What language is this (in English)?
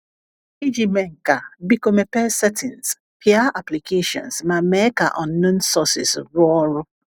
Igbo